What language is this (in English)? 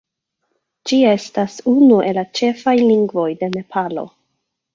Esperanto